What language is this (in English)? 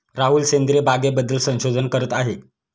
Marathi